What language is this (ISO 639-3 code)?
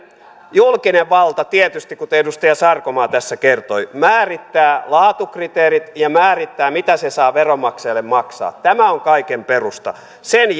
fin